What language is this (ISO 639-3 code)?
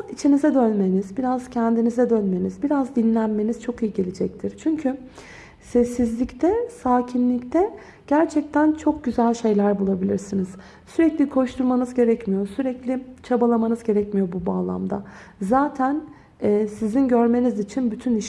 tur